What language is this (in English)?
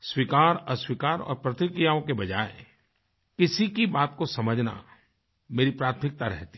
Hindi